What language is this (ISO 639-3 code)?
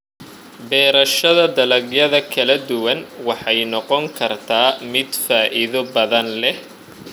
som